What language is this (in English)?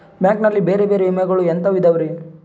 Kannada